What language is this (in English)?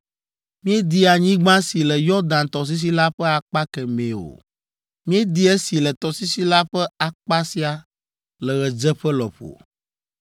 Ewe